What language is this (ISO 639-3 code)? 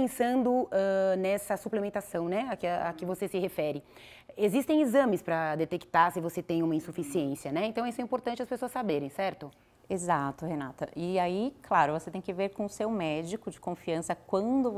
por